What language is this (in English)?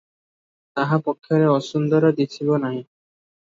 Odia